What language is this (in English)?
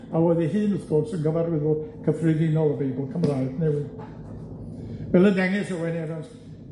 Welsh